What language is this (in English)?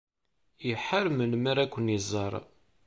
Kabyle